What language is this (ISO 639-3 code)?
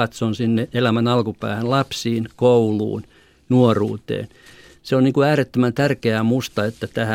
fin